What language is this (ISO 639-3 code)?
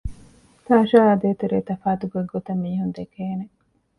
div